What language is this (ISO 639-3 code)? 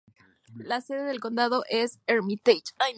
spa